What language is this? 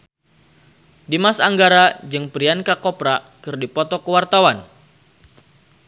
Sundanese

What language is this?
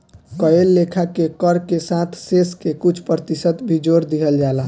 Bhojpuri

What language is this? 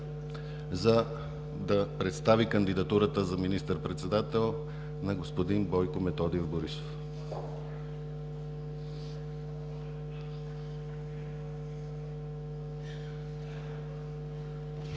Bulgarian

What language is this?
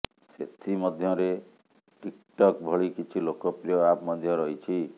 Odia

